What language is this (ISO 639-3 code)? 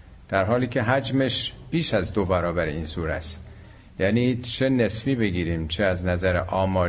fas